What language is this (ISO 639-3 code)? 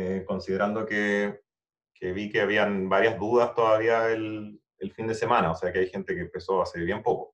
spa